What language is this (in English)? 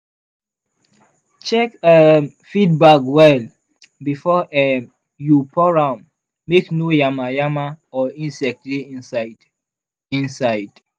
Nigerian Pidgin